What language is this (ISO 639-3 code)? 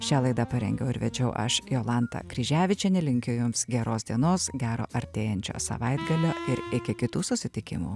lit